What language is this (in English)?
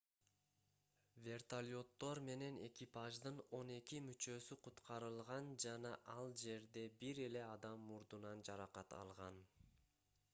Kyrgyz